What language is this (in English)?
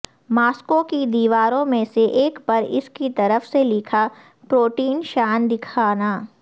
Urdu